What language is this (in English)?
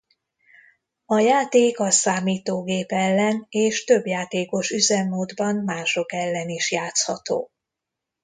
Hungarian